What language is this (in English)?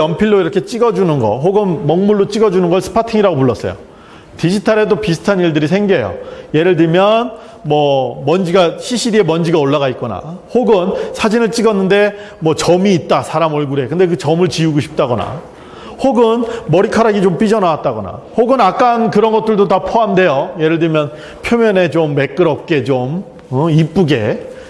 Korean